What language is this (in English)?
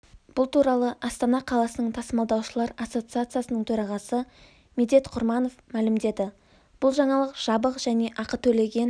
Kazakh